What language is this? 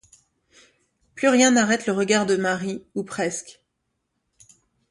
French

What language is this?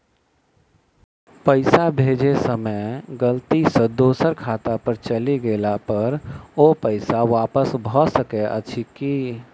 Maithili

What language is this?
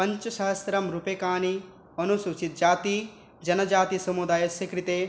Sanskrit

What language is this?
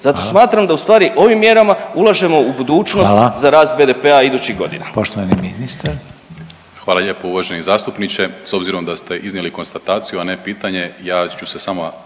Croatian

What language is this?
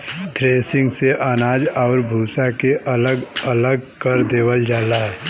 Bhojpuri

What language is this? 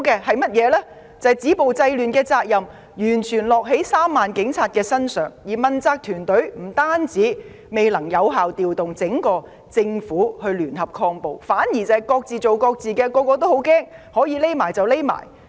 Cantonese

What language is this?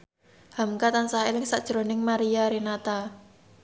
Javanese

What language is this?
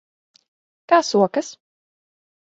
Latvian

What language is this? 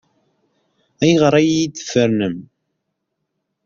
Kabyle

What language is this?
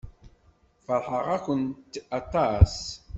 Kabyle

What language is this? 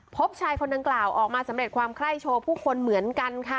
Thai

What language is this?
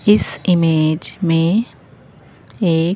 Hindi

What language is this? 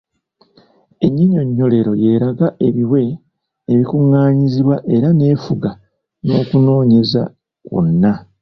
Ganda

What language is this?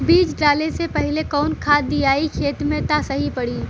Bhojpuri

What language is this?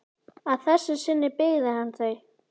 Icelandic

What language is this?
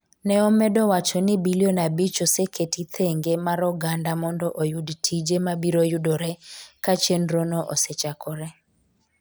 Luo (Kenya and Tanzania)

